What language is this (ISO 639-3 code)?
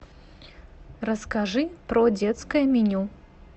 rus